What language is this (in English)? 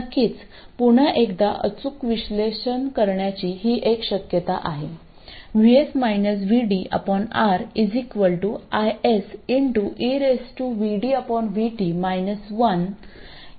Marathi